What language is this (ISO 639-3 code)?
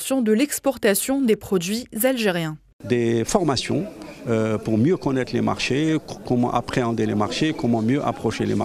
fra